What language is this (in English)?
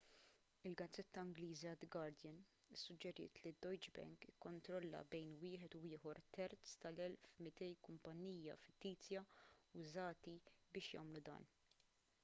Maltese